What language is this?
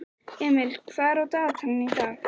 Icelandic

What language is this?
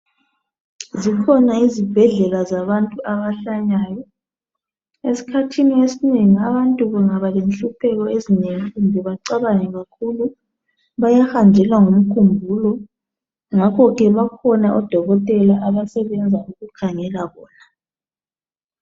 North Ndebele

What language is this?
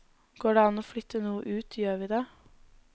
Norwegian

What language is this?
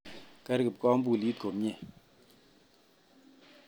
Kalenjin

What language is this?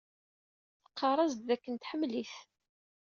Kabyle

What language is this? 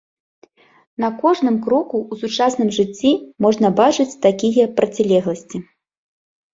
Belarusian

